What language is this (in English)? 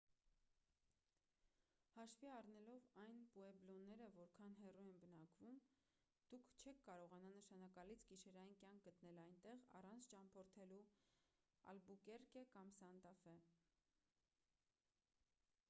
Armenian